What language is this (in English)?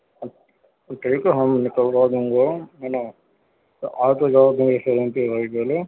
Urdu